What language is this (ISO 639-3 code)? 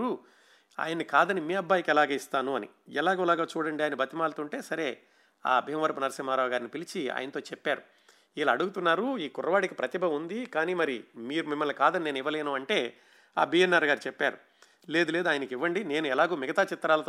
tel